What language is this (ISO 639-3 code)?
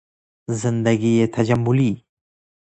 fas